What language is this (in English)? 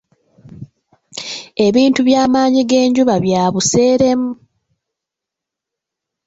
Ganda